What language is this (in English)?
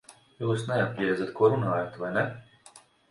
Latvian